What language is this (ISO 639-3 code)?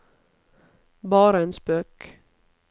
nor